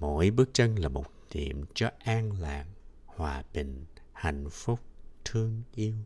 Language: Vietnamese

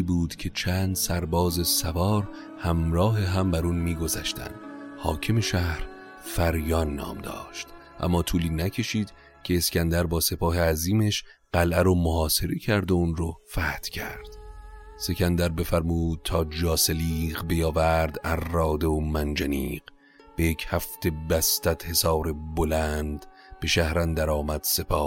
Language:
Persian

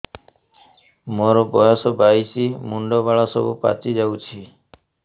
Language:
Odia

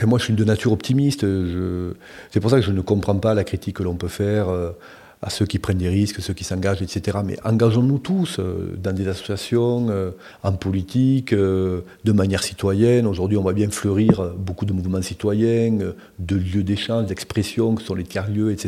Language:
French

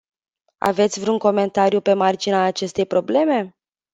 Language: Romanian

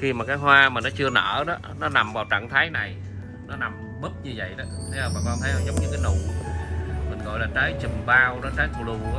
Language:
Vietnamese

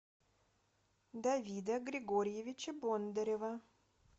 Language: Russian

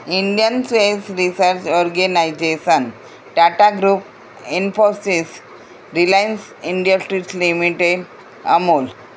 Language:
Gujarati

